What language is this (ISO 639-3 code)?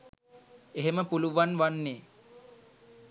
sin